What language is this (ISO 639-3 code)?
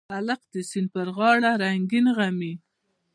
pus